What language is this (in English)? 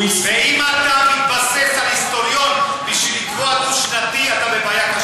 Hebrew